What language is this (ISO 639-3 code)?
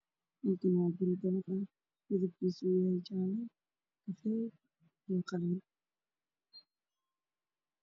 som